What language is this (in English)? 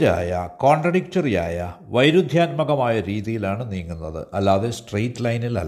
Malayalam